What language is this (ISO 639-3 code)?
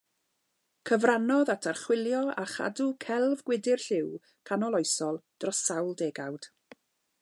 cym